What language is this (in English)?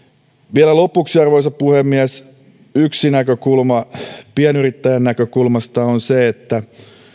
Finnish